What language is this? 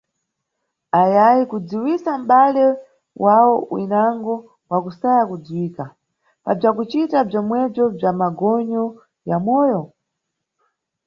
Nyungwe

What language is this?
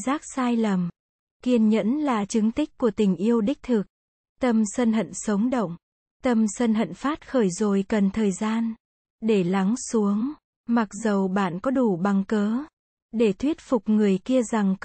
Vietnamese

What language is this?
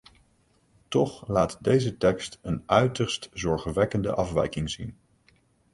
Dutch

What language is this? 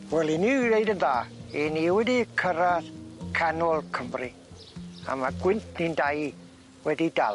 Welsh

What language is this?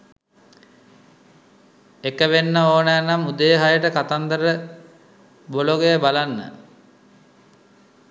Sinhala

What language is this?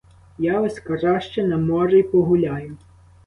Ukrainian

